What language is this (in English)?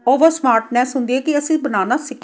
Punjabi